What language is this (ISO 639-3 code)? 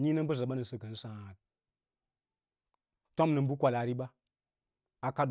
lla